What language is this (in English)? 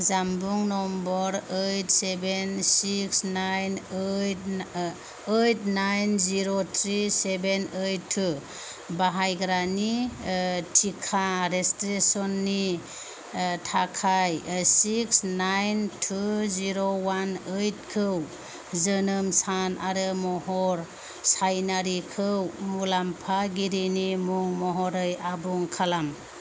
Bodo